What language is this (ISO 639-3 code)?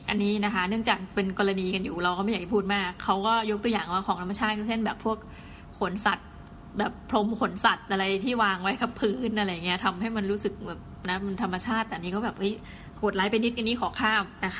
tha